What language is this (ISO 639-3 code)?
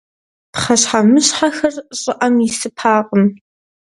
kbd